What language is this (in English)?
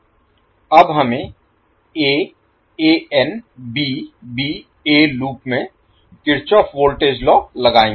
Hindi